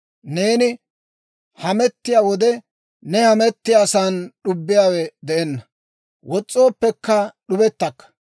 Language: Dawro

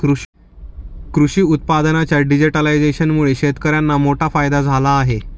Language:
Marathi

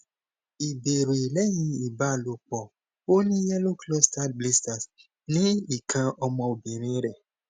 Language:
Yoruba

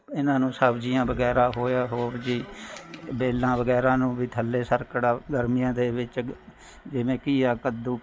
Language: Punjabi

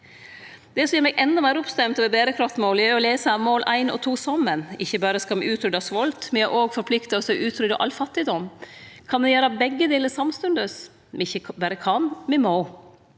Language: Norwegian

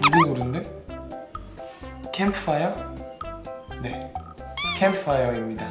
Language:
Korean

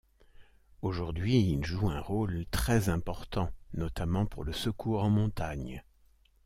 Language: French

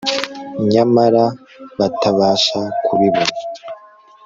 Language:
Kinyarwanda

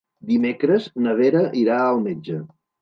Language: Catalan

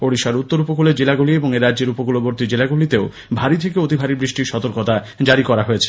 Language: Bangla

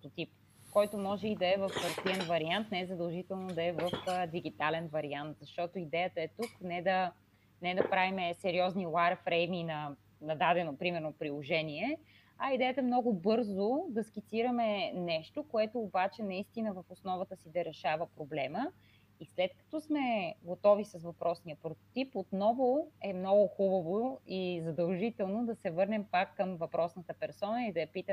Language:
Bulgarian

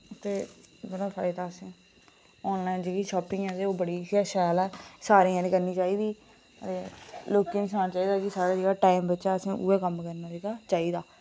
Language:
Dogri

